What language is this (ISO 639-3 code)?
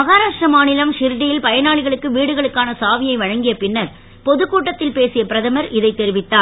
tam